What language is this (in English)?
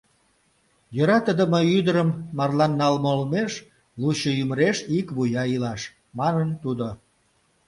Mari